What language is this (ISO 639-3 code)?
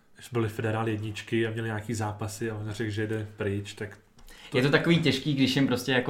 ces